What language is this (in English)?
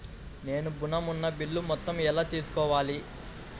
Telugu